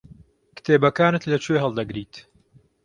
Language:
Central Kurdish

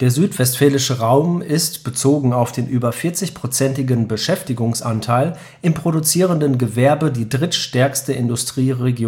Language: German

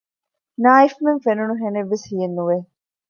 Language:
Divehi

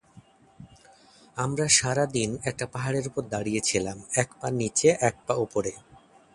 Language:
Bangla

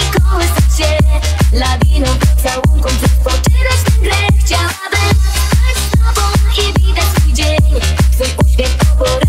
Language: Polish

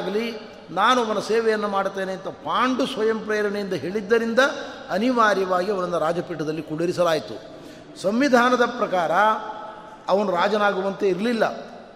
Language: Kannada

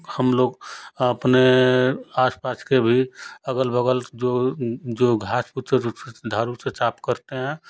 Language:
Hindi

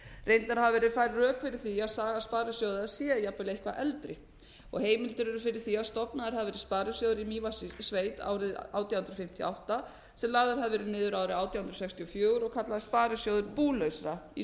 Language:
Icelandic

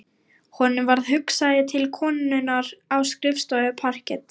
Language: Icelandic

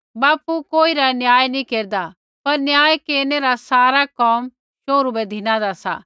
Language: Kullu Pahari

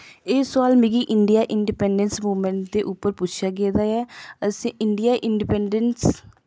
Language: Dogri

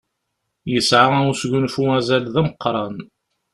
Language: Kabyle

